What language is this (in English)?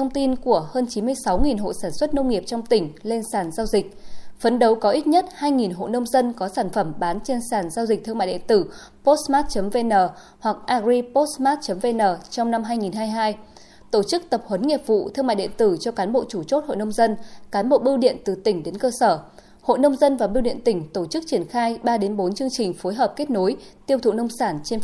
Vietnamese